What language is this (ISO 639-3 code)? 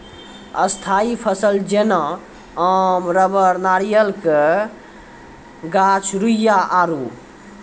mai